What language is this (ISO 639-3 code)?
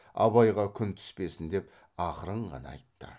kaz